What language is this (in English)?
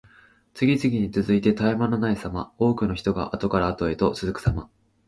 Japanese